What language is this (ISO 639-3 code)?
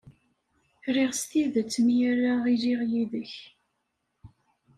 kab